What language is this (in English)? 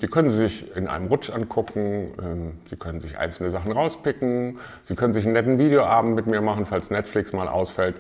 German